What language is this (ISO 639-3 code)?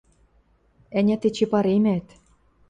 mrj